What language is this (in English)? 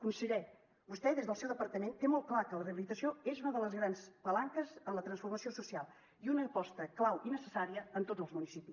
Catalan